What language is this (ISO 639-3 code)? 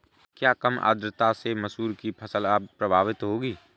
hin